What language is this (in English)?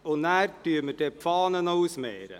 Swiss German